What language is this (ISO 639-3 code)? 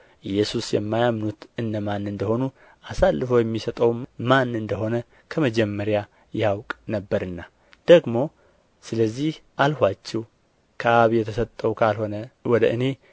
amh